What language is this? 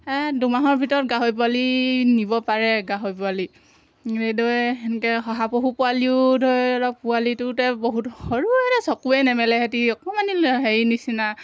Assamese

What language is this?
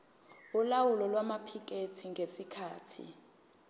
Zulu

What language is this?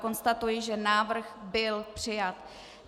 Czech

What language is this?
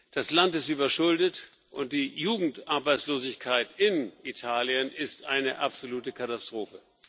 German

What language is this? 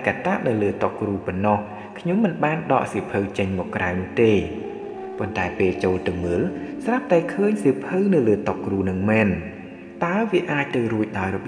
Thai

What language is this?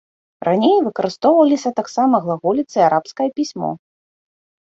Belarusian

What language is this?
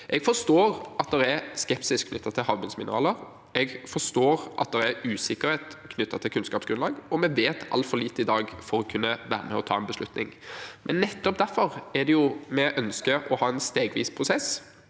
Norwegian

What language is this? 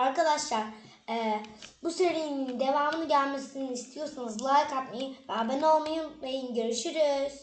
Turkish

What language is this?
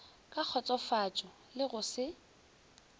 Northern Sotho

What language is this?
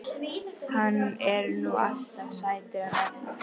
Icelandic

